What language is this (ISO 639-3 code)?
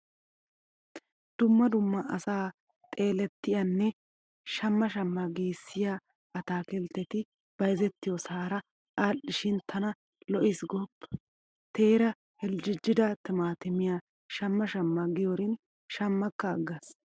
wal